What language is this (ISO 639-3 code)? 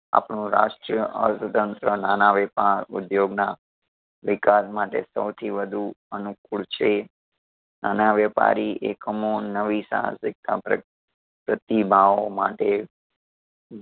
guj